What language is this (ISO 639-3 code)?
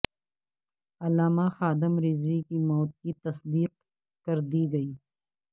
urd